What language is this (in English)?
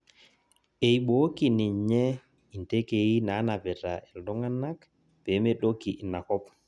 Masai